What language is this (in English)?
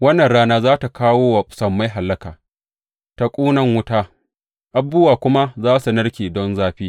Hausa